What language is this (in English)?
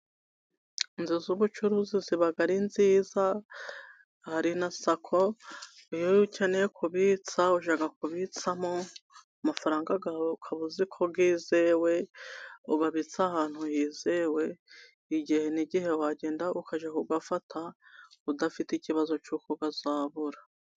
Kinyarwanda